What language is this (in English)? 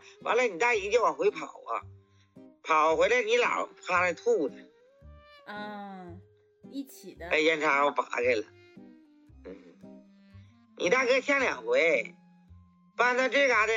Chinese